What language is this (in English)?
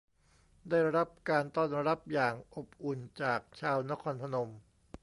Thai